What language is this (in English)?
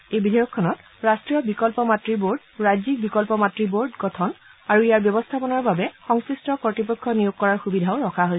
Assamese